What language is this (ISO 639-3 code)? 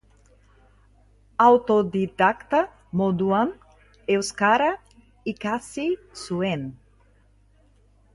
eus